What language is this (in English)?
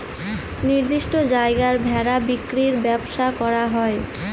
Bangla